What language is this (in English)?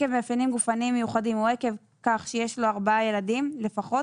Hebrew